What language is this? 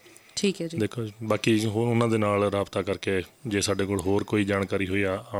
Punjabi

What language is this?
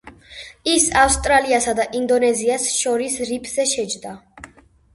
Georgian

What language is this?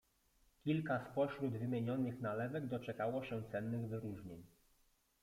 Polish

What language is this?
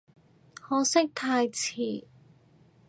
Cantonese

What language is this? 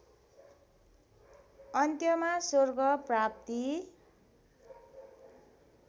Nepali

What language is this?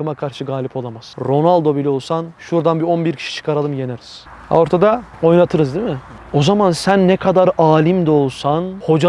Turkish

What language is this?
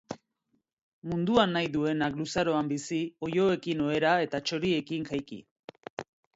Basque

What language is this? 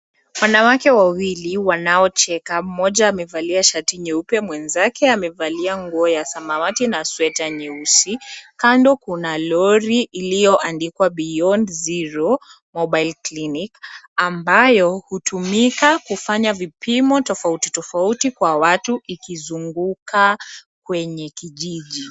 Swahili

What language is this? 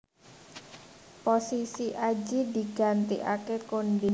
Javanese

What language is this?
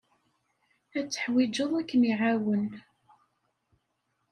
Kabyle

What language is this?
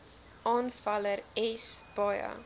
Afrikaans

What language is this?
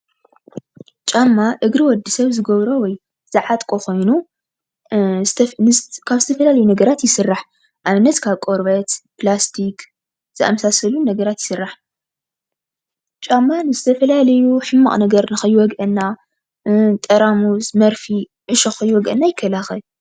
Tigrinya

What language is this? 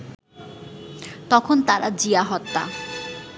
Bangla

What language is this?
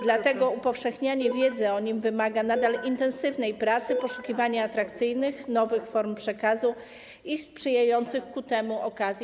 Polish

